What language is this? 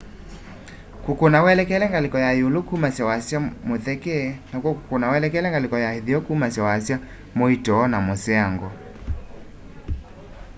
Kamba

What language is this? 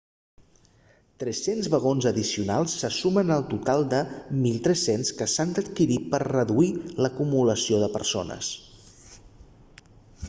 Catalan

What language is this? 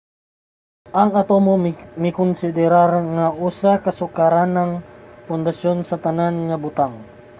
Cebuano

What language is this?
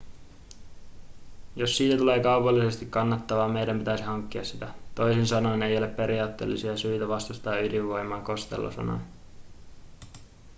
Finnish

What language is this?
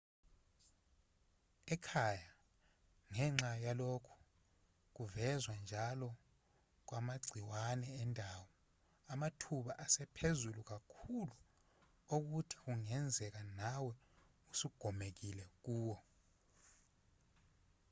Zulu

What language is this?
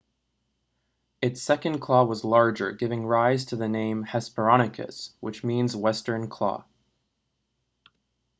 English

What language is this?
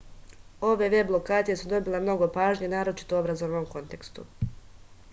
Serbian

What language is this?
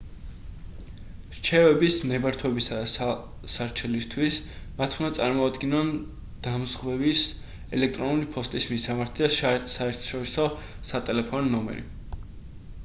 Georgian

